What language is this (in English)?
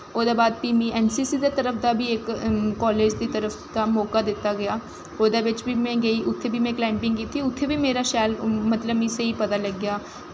Dogri